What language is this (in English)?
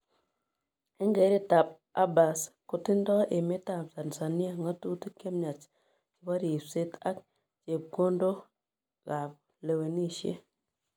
Kalenjin